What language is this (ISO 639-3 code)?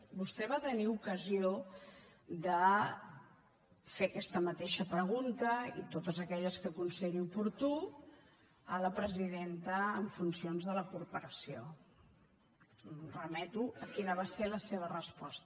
cat